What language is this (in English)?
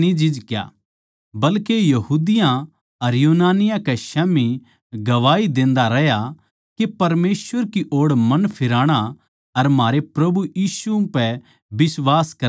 Haryanvi